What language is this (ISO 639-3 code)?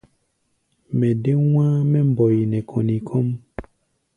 gba